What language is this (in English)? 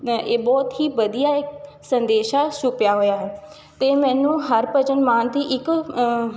Punjabi